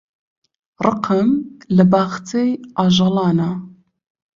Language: Central Kurdish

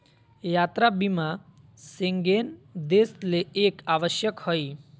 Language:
Magahi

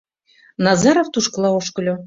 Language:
Mari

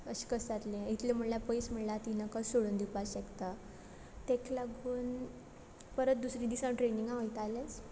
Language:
Konkani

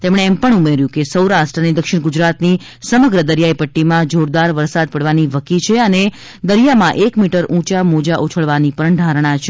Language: Gujarati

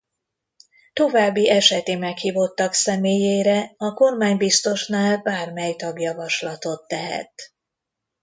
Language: Hungarian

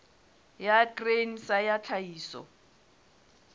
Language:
Southern Sotho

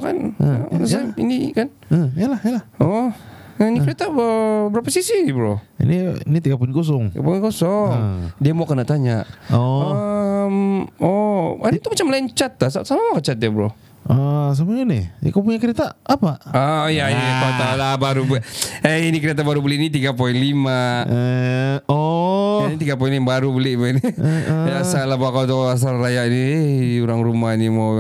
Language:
Malay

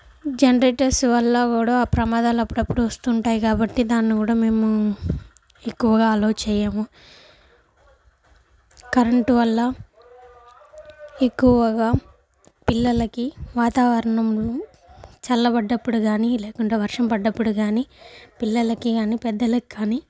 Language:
Telugu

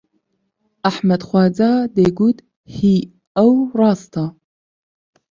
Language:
Central Kurdish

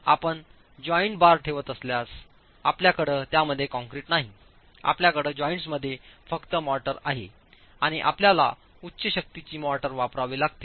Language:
Marathi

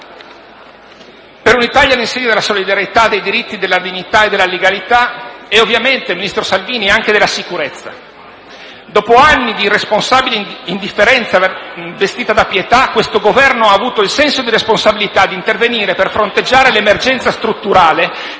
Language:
Italian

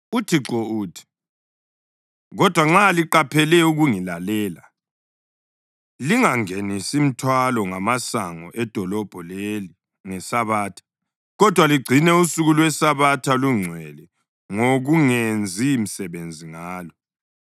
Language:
North Ndebele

